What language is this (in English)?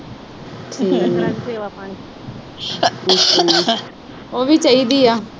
Punjabi